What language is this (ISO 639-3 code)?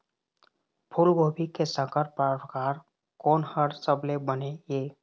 hne